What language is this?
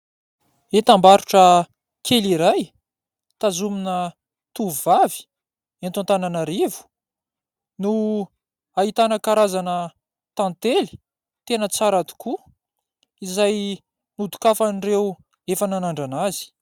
Malagasy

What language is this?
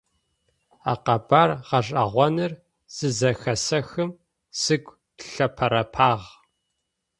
Adyghe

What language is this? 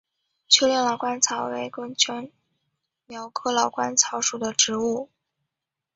Chinese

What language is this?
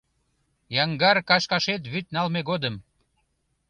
Mari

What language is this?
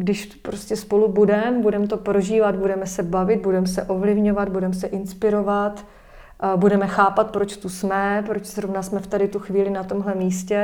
Czech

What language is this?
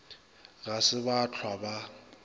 Northern Sotho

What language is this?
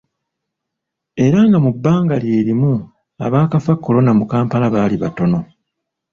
Ganda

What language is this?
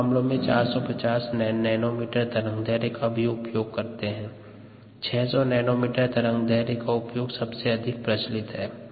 Hindi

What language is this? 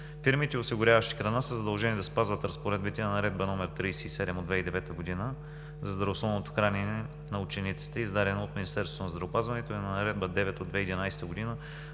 Bulgarian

